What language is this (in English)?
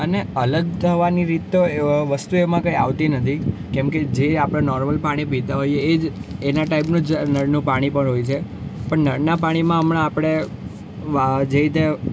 Gujarati